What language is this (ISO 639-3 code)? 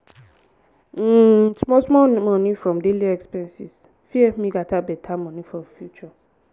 pcm